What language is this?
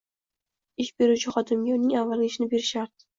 Uzbek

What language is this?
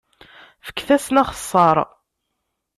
Kabyle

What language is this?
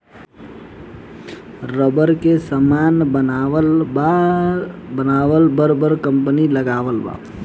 Bhojpuri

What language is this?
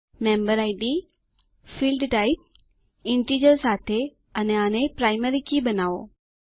Gujarati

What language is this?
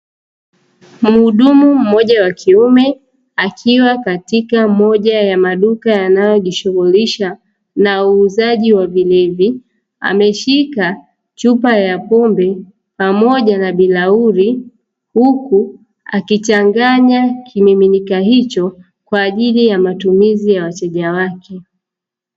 Swahili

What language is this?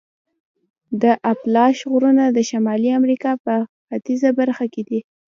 Pashto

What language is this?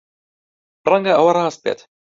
Central Kurdish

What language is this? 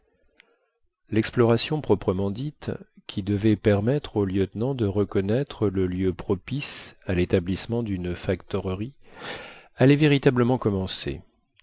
French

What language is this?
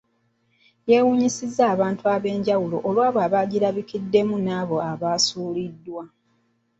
Ganda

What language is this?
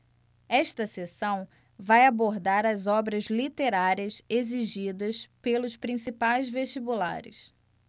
Portuguese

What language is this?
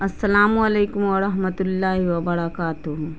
Urdu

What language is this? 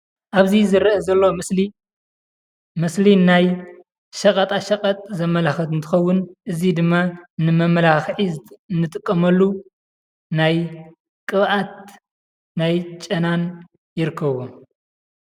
Tigrinya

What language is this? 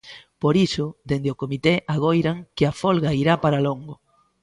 Galician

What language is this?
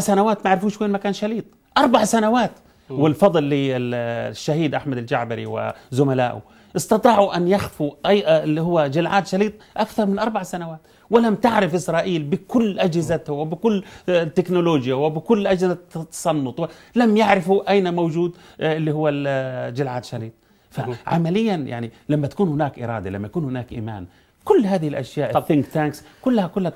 Arabic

